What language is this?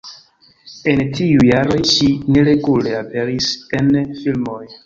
Esperanto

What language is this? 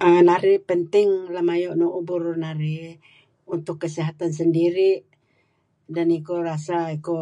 Kelabit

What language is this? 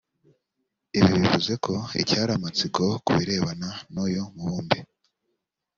Kinyarwanda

